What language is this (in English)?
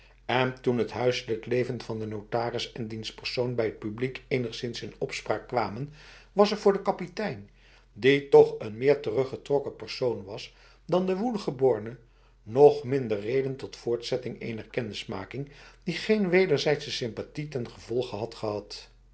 Dutch